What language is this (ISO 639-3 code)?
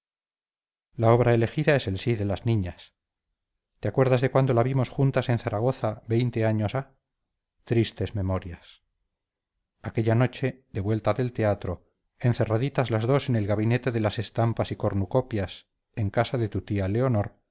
spa